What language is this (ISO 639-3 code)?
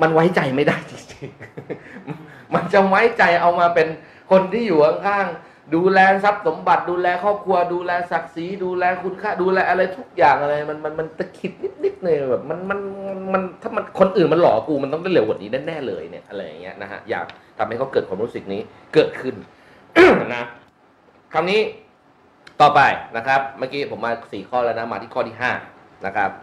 tha